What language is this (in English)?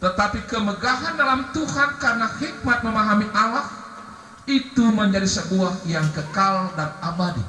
Indonesian